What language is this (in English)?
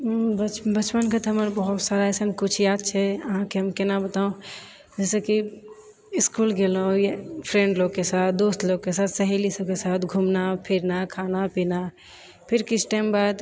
Maithili